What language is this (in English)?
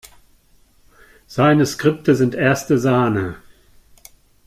German